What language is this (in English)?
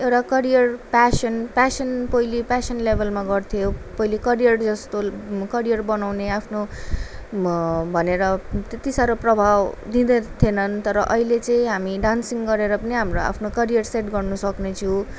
Nepali